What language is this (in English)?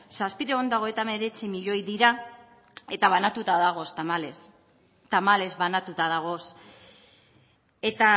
Basque